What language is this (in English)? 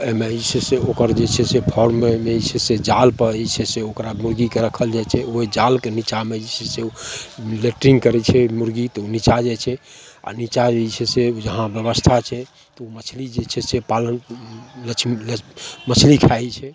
Maithili